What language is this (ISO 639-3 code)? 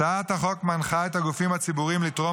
heb